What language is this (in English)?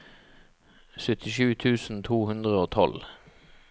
Norwegian